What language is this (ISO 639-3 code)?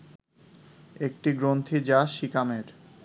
ben